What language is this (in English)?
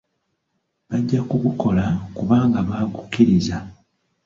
Ganda